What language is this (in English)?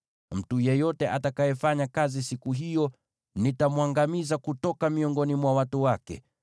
Swahili